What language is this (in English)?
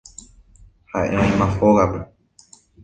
Guarani